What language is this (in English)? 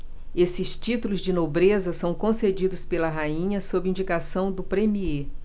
Portuguese